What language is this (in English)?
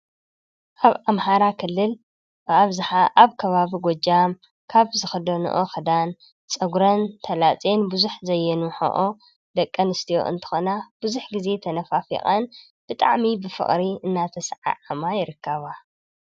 Tigrinya